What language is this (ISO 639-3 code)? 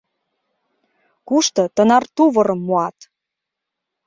chm